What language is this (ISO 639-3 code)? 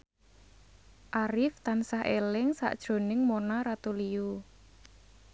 jav